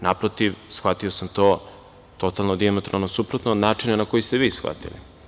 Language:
Serbian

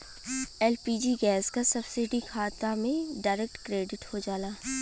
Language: Bhojpuri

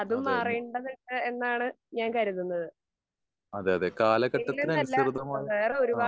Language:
Malayalam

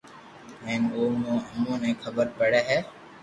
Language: Loarki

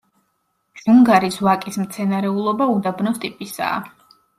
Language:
Georgian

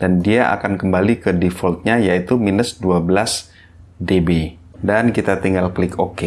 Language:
Indonesian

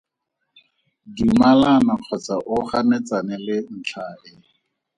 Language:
Tswana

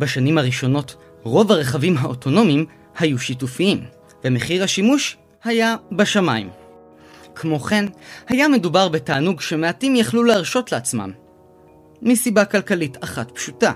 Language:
Hebrew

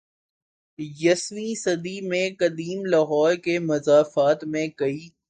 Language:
Urdu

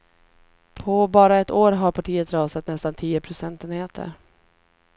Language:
Swedish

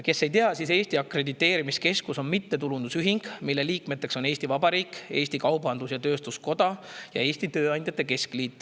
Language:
Estonian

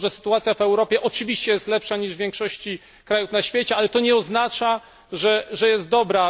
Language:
Polish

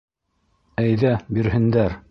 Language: Bashkir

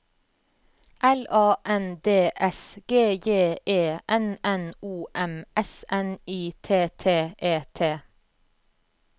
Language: Norwegian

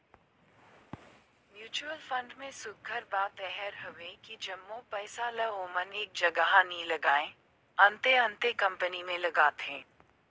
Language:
Chhattisgarhi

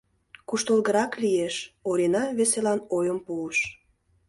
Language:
Mari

